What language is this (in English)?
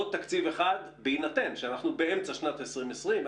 Hebrew